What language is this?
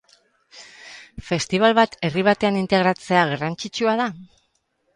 Basque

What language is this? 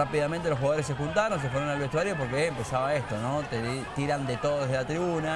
Spanish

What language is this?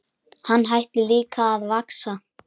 Icelandic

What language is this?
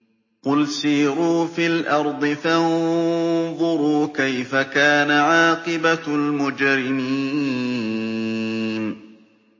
Arabic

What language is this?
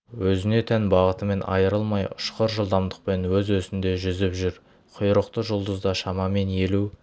Kazakh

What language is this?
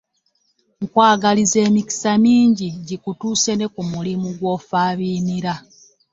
Ganda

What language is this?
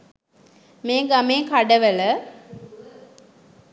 Sinhala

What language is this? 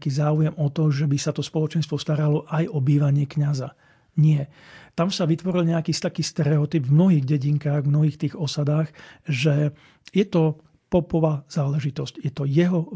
Slovak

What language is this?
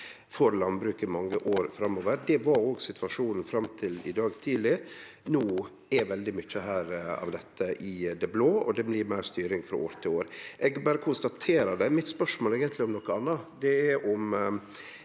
Norwegian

